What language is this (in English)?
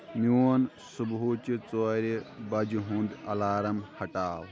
Kashmiri